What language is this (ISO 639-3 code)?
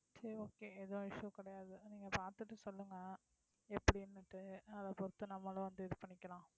tam